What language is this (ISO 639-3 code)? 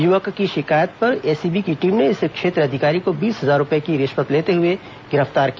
hin